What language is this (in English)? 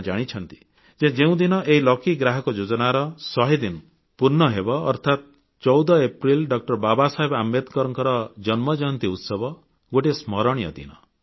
Odia